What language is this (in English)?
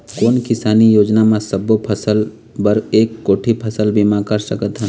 Chhattisgarhi